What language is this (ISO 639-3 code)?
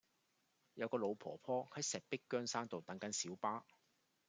yue